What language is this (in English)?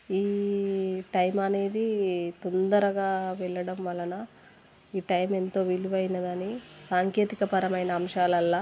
Telugu